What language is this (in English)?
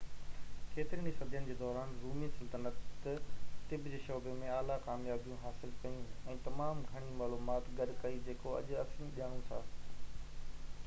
Sindhi